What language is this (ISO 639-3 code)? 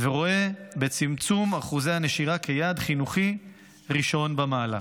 heb